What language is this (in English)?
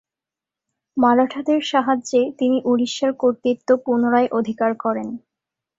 Bangla